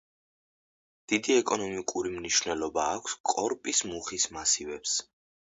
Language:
Georgian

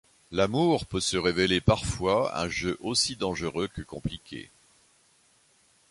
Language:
French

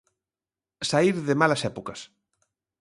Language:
Galician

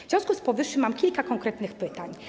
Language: Polish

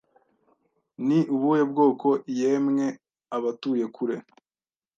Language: Kinyarwanda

